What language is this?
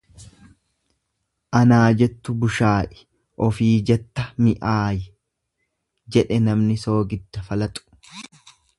Oromo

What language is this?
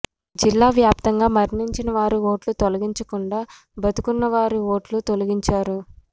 Telugu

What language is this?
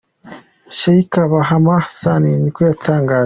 Kinyarwanda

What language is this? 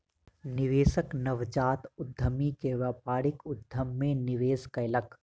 Maithili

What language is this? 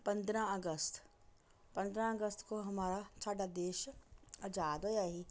Dogri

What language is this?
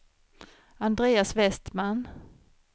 Swedish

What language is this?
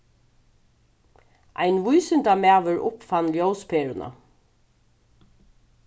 Faroese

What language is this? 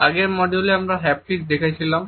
Bangla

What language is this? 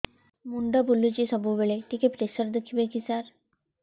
Odia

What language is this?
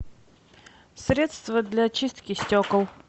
Russian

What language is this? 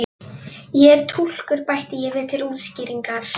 Icelandic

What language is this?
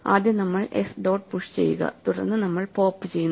Malayalam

